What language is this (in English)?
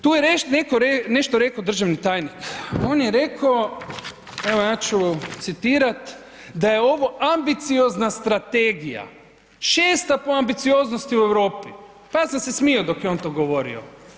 Croatian